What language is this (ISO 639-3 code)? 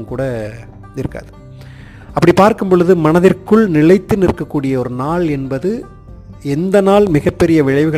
tam